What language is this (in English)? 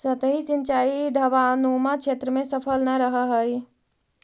Magahi